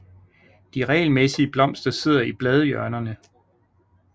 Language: Danish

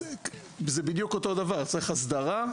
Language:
Hebrew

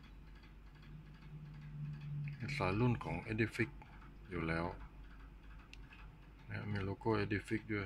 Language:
Thai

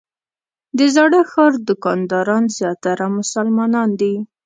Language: Pashto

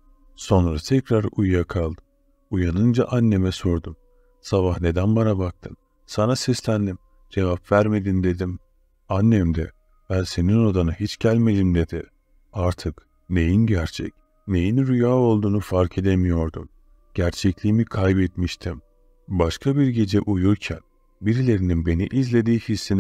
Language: Turkish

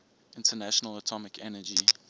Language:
English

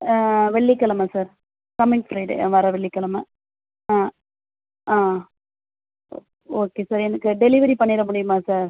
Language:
Tamil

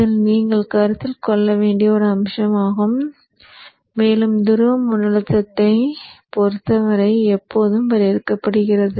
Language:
Tamil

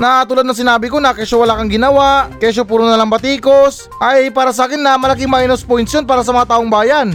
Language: Filipino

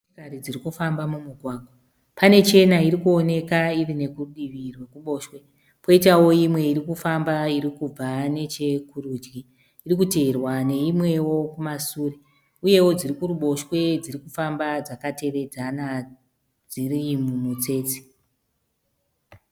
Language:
Shona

